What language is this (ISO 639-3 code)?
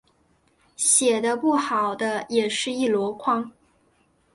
zho